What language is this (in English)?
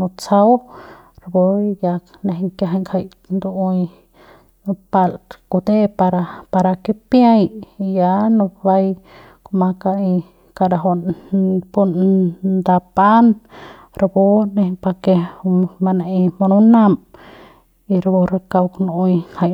Central Pame